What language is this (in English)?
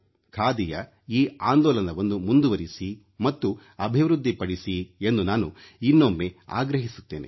Kannada